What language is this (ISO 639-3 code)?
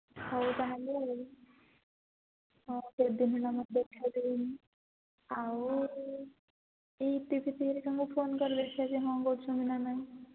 ori